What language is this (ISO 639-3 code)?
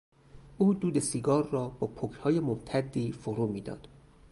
fas